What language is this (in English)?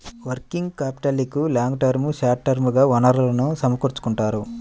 Telugu